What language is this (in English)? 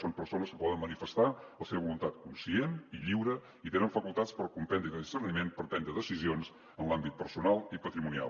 Catalan